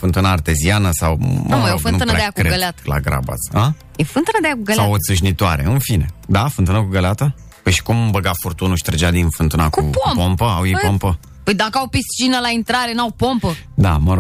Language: Romanian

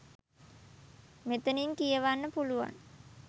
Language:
Sinhala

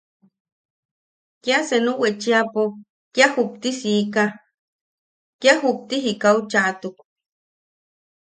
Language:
Yaqui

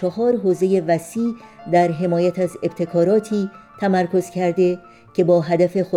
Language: Persian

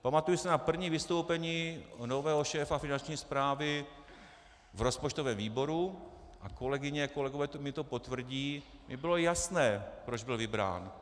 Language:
Czech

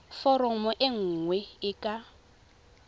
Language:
Tswana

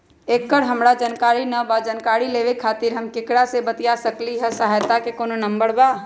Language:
Magahi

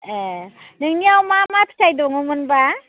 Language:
Bodo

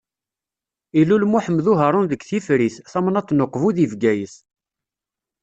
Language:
Kabyle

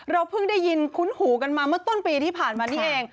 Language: Thai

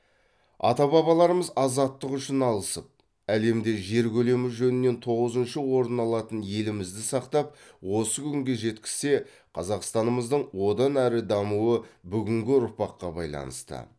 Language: Kazakh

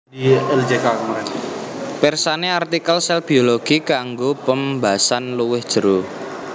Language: Javanese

